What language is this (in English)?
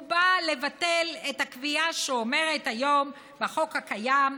Hebrew